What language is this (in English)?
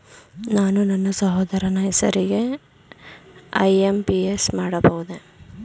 Kannada